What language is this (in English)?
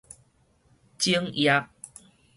Min Nan Chinese